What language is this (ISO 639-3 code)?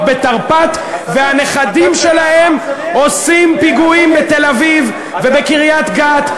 heb